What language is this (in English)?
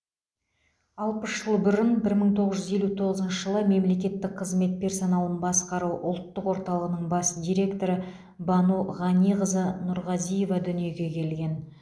Kazakh